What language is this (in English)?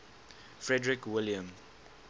English